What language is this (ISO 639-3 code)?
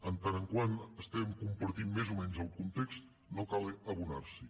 cat